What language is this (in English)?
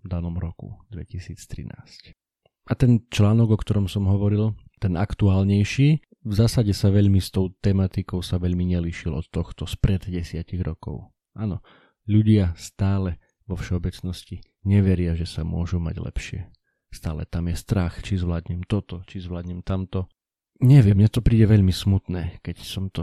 Slovak